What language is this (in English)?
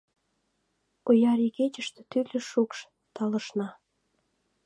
Mari